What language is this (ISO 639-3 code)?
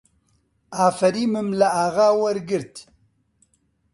ckb